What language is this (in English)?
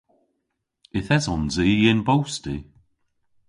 Cornish